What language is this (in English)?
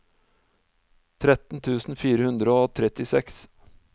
Norwegian